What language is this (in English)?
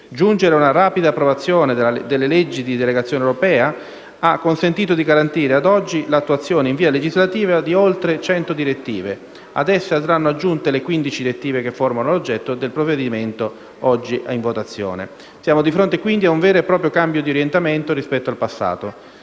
Italian